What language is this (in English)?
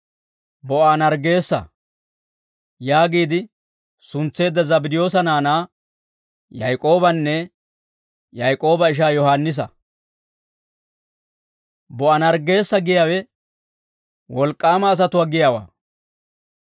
Dawro